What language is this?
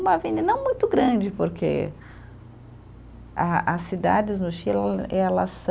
Portuguese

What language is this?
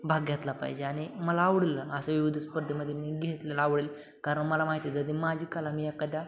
Marathi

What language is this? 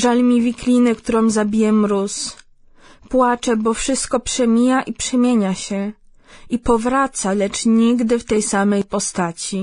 Polish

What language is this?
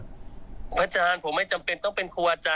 Thai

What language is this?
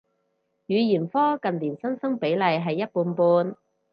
Cantonese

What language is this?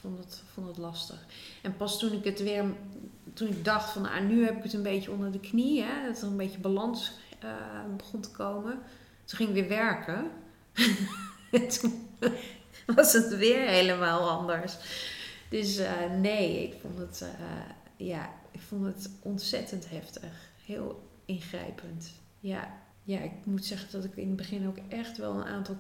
Dutch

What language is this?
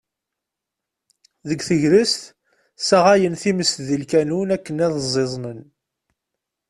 Kabyle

